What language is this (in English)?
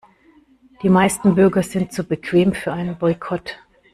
German